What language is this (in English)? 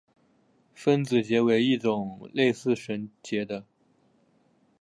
Chinese